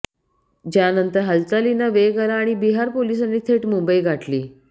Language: Marathi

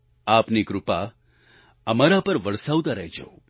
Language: Gujarati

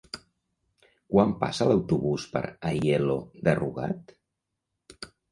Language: Catalan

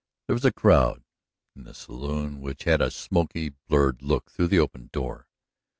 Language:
English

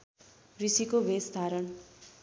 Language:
Nepali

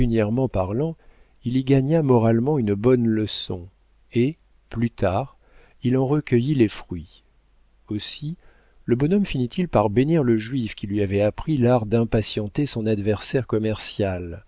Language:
French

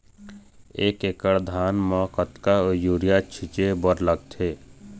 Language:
Chhattisgarhi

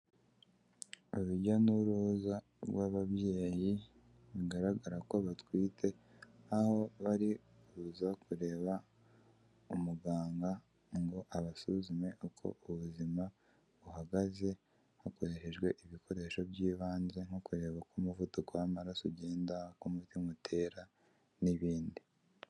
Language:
Kinyarwanda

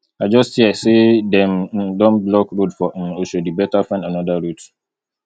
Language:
Nigerian Pidgin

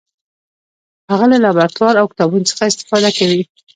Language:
Pashto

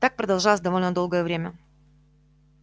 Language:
Russian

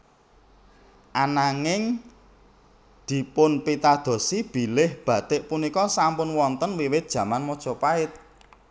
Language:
Javanese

